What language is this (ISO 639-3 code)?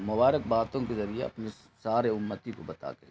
urd